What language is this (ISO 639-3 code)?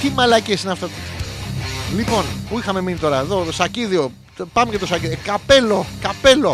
ell